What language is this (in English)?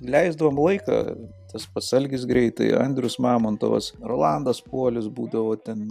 Lithuanian